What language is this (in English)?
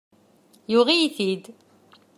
Kabyle